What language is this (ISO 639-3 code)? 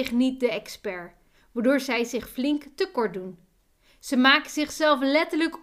nld